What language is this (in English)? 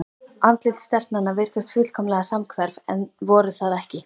Icelandic